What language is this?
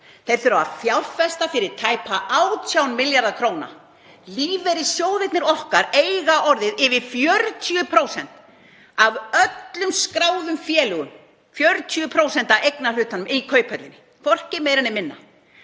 Icelandic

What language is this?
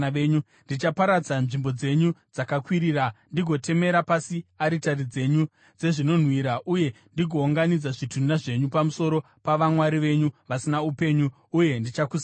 Shona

